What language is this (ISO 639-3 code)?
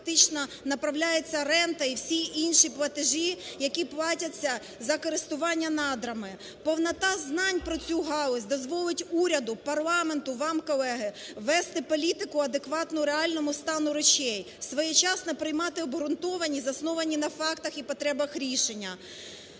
ukr